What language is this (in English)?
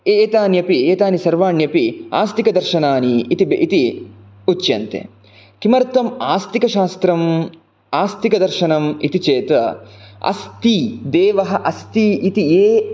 Sanskrit